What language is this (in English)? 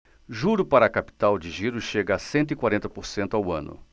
Portuguese